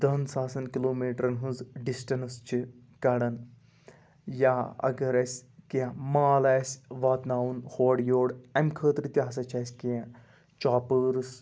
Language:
Kashmiri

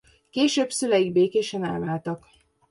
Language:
Hungarian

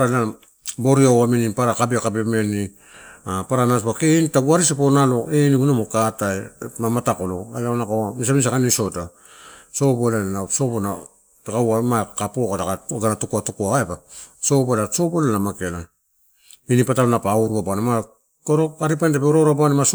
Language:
Torau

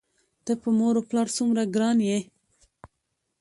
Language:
Pashto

